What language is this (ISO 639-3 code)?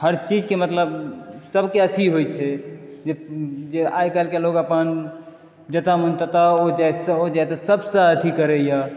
mai